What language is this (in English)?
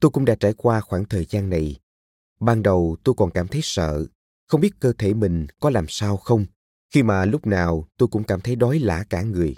Vietnamese